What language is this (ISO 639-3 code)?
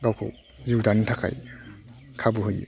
brx